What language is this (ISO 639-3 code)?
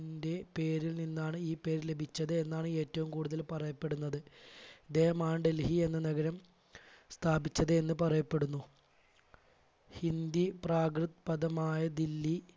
mal